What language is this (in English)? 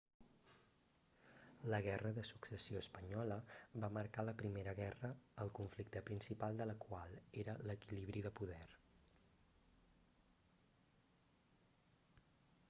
Catalan